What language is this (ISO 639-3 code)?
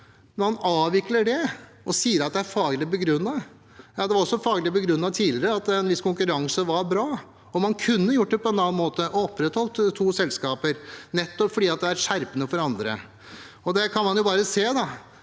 nor